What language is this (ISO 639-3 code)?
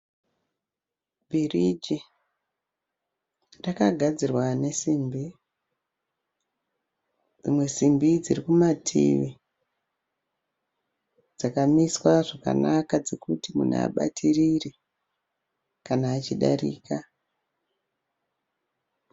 sna